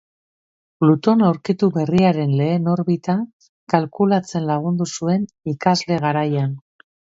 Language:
Basque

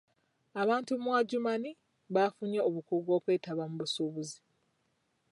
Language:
Ganda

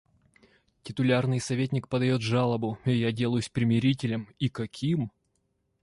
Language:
Russian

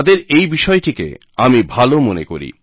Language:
Bangla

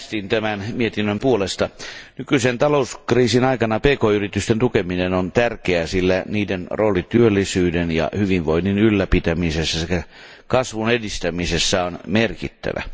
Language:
Finnish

